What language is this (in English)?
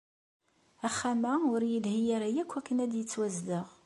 Kabyle